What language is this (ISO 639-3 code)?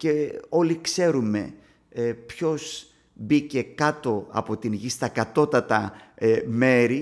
ell